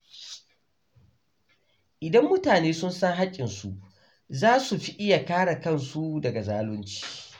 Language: Hausa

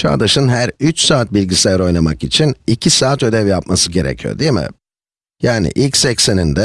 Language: Turkish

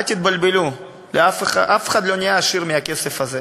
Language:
Hebrew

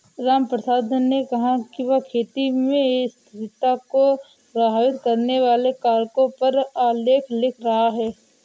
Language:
Hindi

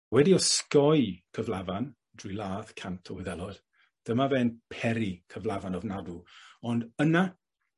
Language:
Welsh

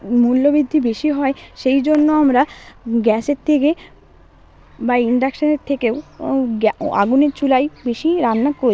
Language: Bangla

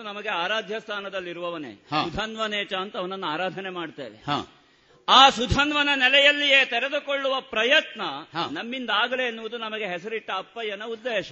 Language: Kannada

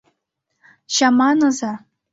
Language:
Mari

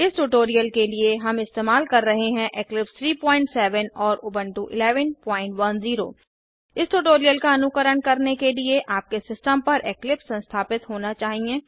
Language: Hindi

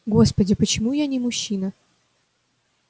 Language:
Russian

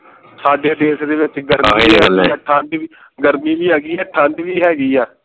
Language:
Punjabi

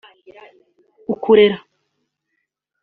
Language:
Kinyarwanda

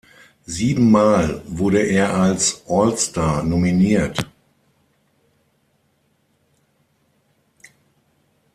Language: German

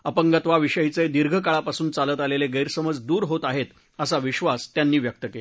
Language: Marathi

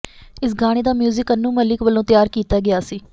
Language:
Punjabi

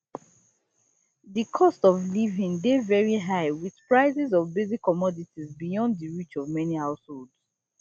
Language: Nigerian Pidgin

